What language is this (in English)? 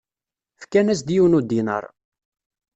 Kabyle